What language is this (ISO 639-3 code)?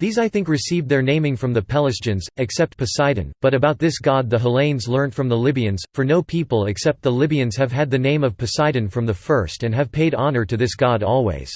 eng